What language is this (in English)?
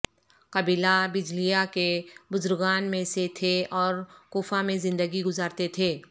Urdu